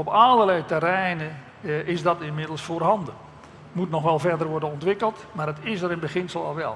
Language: Dutch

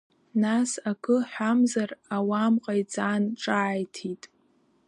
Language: Abkhazian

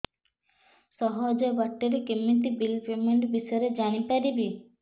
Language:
Odia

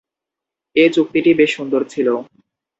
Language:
Bangla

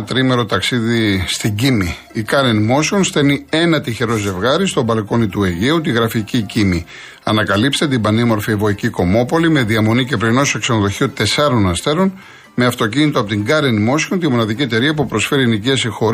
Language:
Greek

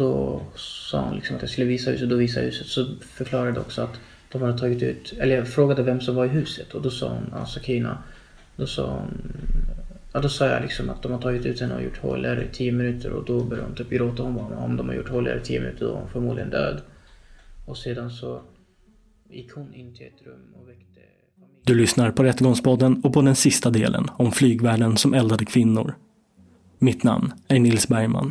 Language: Swedish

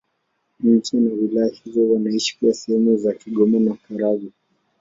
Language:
Swahili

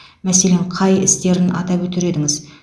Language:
Kazakh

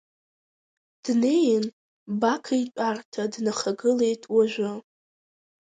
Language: Abkhazian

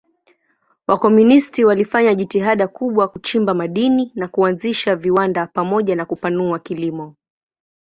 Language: Swahili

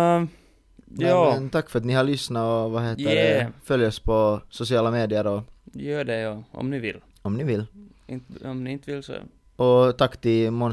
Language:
Swedish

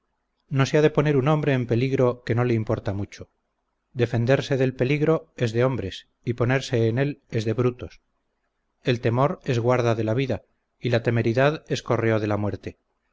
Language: Spanish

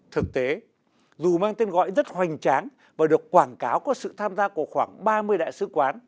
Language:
Vietnamese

